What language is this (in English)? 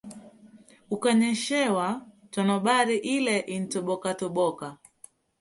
Swahili